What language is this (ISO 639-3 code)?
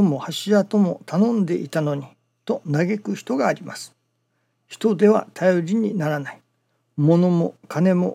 jpn